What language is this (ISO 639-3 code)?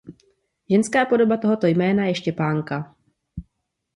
ces